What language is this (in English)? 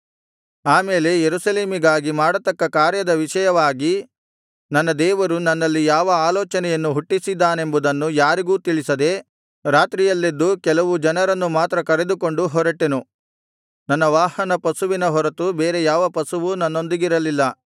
Kannada